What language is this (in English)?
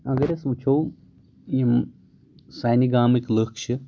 Kashmiri